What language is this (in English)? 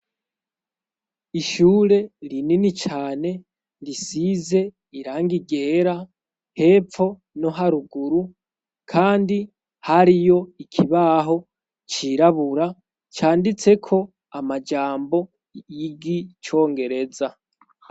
Rundi